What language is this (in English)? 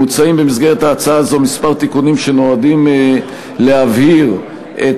Hebrew